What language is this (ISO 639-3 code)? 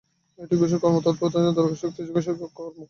ben